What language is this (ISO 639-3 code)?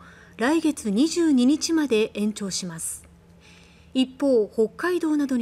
jpn